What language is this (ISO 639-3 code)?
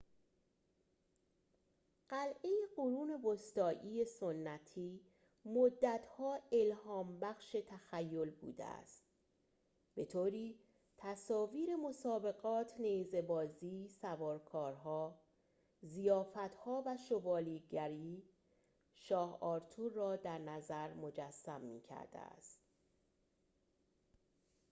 fas